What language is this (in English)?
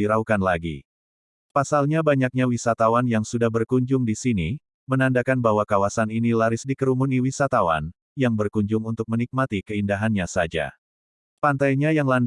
Indonesian